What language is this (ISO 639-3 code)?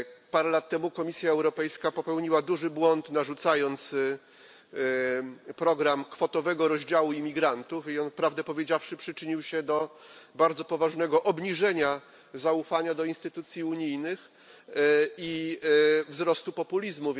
pol